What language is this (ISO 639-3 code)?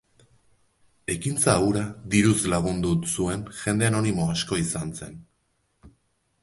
eus